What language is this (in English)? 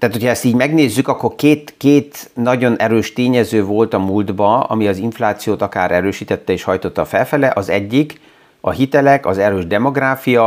Hungarian